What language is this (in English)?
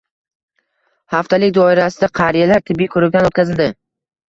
Uzbek